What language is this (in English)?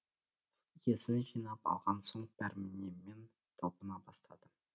Kazakh